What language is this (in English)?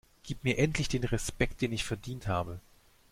German